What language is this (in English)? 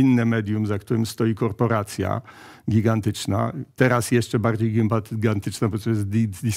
Polish